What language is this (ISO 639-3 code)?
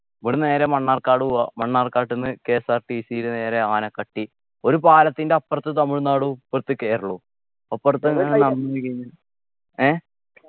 mal